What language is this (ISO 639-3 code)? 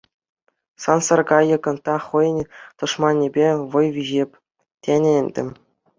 chv